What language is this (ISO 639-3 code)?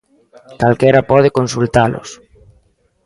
glg